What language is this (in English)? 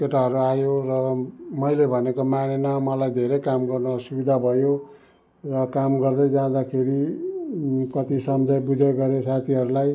Nepali